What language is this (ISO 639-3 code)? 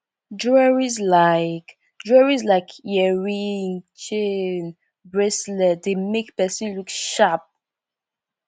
pcm